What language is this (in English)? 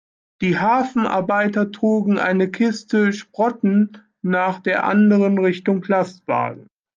German